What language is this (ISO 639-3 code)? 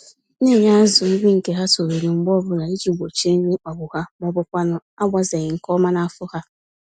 ibo